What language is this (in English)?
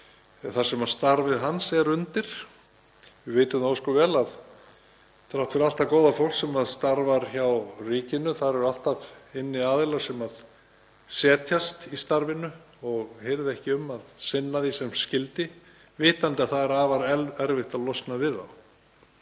Icelandic